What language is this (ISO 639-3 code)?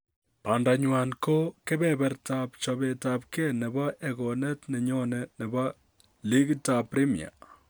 kln